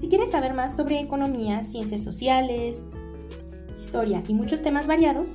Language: Spanish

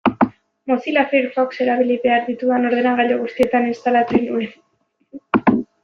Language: Basque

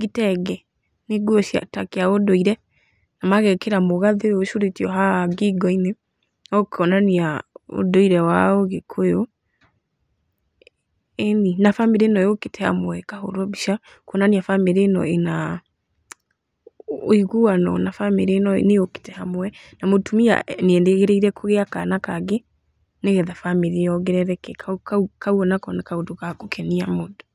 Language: Kikuyu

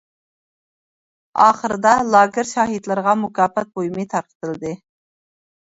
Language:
Uyghur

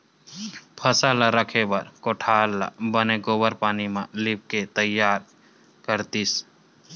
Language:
Chhattisgarhi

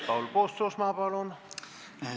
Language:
Estonian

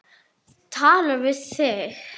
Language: Icelandic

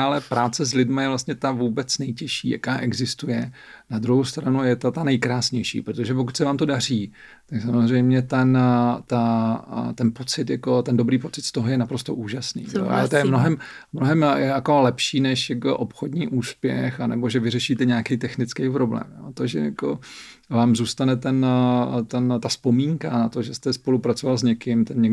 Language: Czech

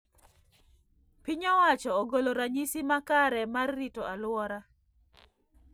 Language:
Luo (Kenya and Tanzania)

